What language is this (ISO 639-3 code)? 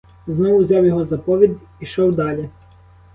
ukr